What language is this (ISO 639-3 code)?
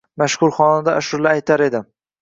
uzb